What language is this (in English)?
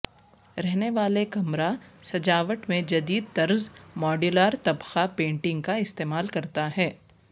Urdu